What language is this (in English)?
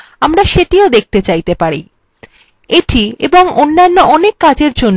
Bangla